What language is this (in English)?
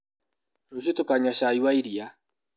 Kikuyu